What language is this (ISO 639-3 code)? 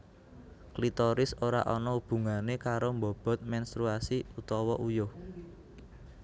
jav